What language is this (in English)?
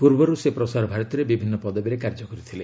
Odia